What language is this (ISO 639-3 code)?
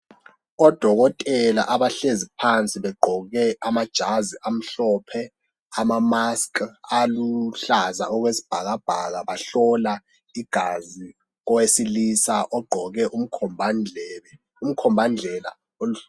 nde